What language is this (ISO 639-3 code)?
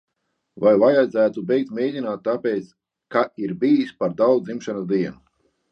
lav